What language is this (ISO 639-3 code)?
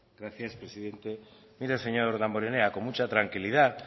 spa